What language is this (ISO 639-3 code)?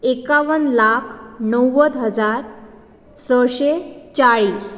kok